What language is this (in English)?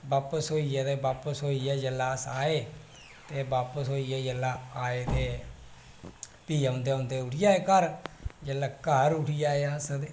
Dogri